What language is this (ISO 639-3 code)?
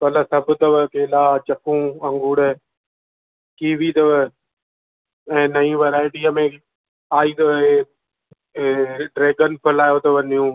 snd